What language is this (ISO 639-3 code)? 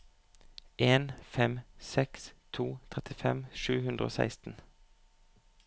nor